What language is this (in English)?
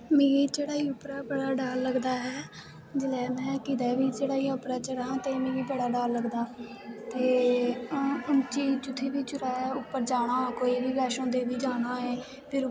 Dogri